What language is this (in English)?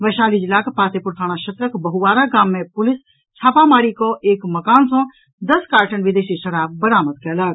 Maithili